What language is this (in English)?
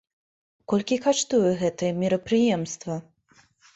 Belarusian